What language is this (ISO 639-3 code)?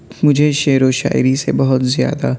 urd